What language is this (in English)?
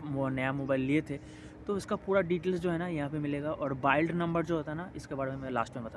Hindi